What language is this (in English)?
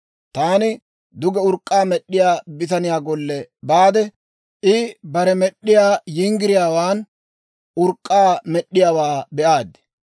Dawro